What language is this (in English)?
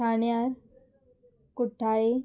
Konkani